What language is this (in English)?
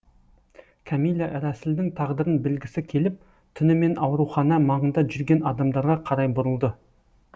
Kazakh